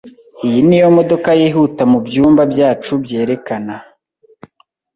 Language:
Kinyarwanda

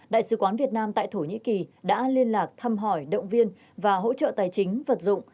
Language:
Vietnamese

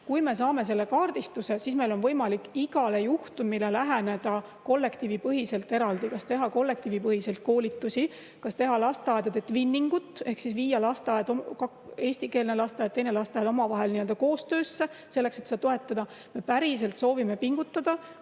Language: Estonian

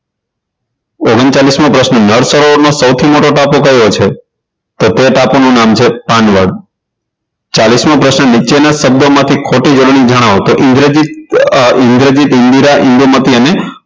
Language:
Gujarati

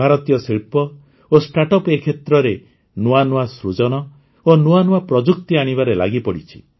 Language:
Odia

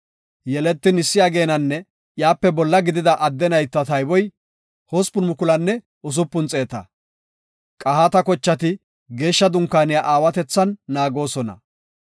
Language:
Gofa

